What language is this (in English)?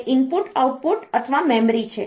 Gujarati